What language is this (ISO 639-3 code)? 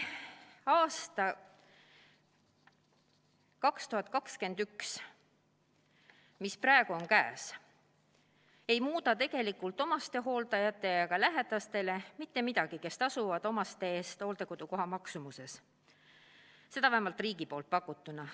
est